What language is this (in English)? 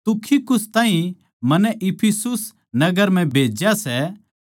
Haryanvi